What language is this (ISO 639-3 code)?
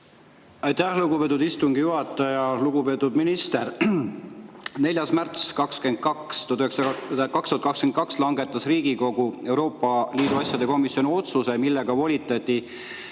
est